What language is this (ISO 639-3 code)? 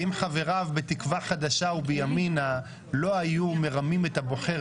heb